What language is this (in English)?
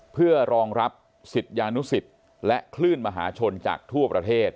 Thai